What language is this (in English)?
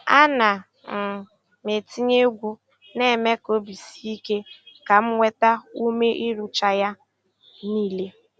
Igbo